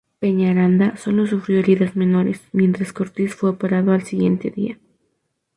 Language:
Spanish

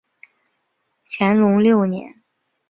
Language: Chinese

